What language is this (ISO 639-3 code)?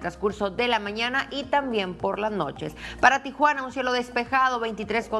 spa